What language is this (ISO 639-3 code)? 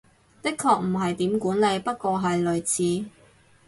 yue